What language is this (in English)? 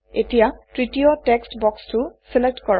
Assamese